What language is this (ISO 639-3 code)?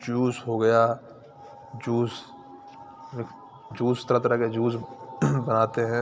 urd